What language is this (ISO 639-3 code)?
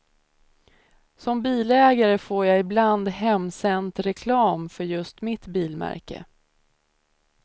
swe